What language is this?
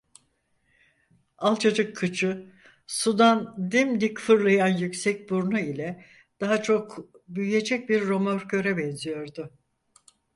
Turkish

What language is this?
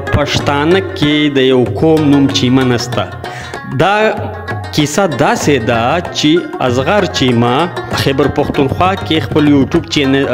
Romanian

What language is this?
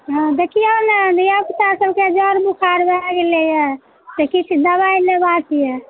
Maithili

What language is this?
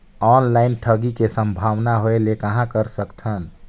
Chhattisgarhi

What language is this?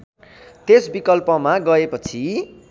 Nepali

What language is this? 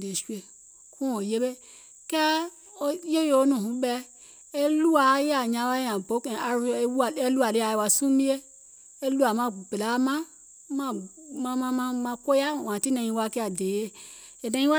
Gola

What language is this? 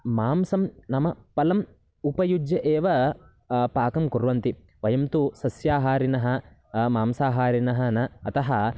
Sanskrit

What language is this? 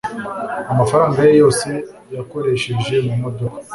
Kinyarwanda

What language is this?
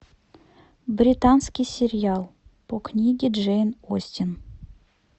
Russian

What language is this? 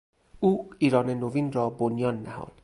Persian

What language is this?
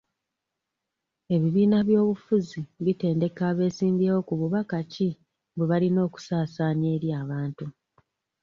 Ganda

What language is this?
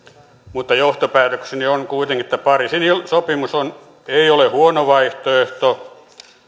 Finnish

